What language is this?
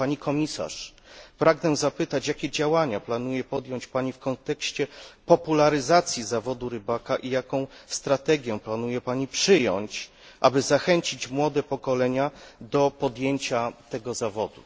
Polish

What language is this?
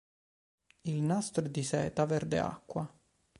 Italian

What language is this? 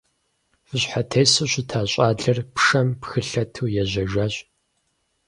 Kabardian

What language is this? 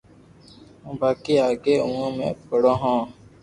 Loarki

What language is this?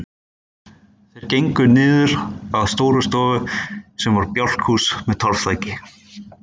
Icelandic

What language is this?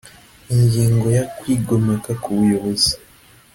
Kinyarwanda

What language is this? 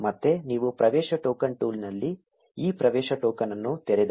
Kannada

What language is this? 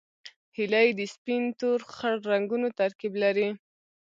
Pashto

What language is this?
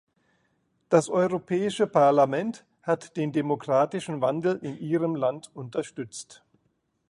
German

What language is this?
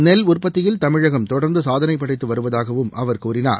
Tamil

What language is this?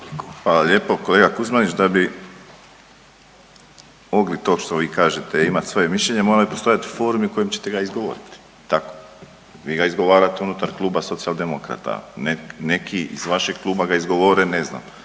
Croatian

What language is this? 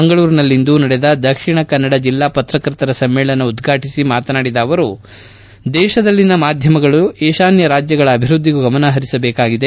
Kannada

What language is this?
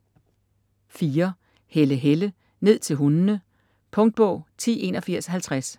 Danish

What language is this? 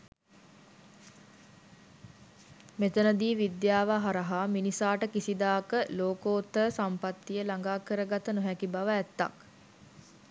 Sinhala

